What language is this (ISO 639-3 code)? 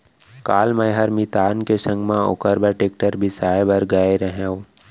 hne